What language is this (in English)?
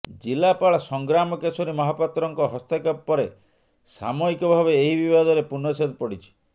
Odia